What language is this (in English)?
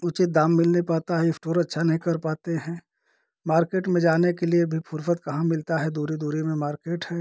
Hindi